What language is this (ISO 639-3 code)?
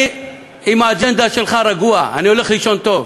heb